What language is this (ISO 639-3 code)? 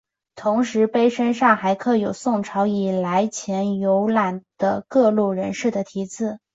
zho